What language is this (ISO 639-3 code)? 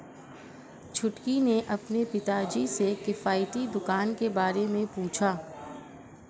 hin